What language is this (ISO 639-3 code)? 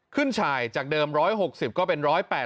tha